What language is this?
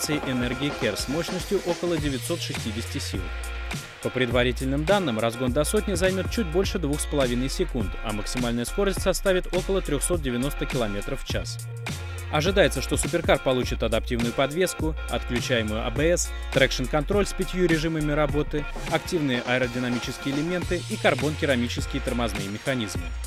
Russian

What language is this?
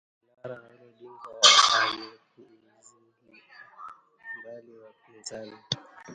Swahili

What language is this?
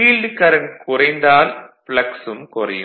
Tamil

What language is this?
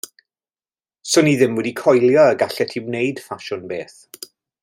Welsh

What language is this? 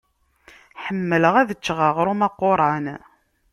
Kabyle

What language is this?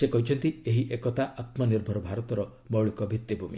Odia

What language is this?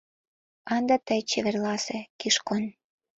Mari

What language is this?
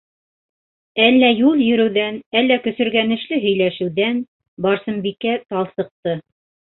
Bashkir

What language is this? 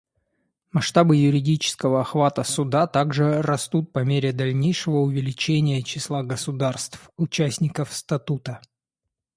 Russian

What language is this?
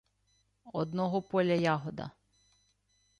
Ukrainian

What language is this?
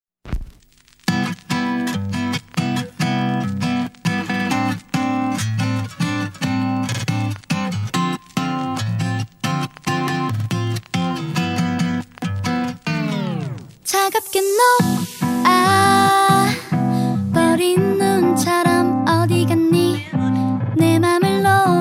Romanian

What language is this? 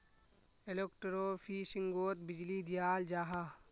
Magahi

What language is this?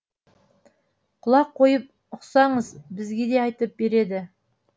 Kazakh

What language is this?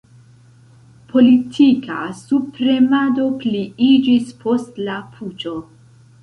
Esperanto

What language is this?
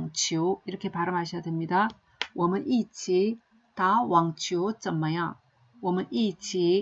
Korean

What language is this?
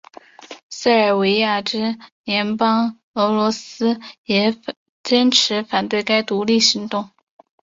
Chinese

